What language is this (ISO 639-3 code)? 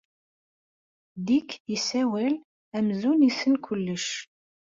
kab